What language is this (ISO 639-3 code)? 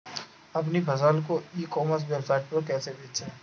hin